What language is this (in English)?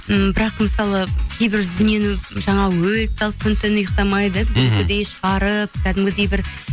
Kazakh